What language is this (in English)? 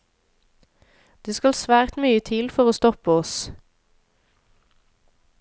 Norwegian